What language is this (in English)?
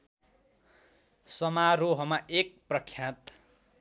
Nepali